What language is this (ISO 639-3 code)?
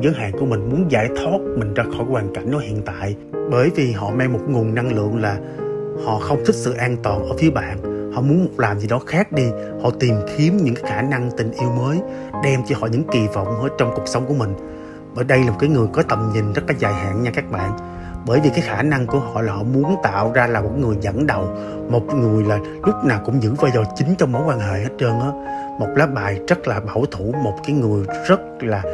vie